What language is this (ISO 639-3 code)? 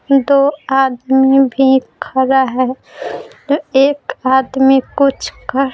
hin